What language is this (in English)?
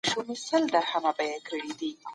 Pashto